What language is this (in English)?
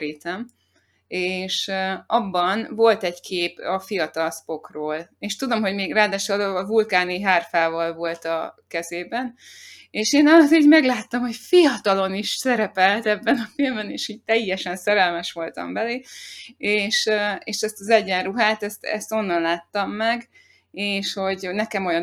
Hungarian